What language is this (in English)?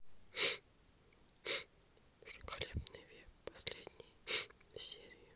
Russian